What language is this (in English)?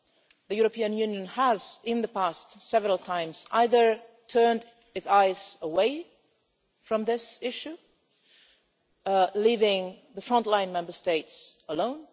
English